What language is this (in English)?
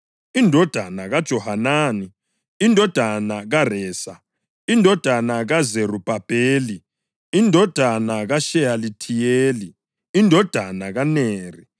North Ndebele